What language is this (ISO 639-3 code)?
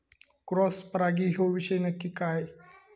mar